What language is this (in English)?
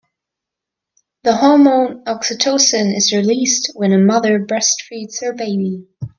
English